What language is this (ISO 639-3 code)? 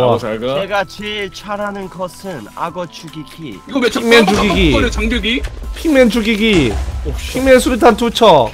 kor